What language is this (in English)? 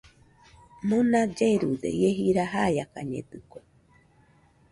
Nüpode Huitoto